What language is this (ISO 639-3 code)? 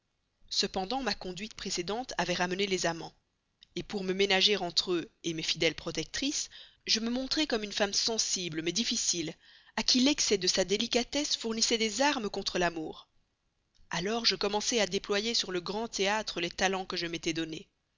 fra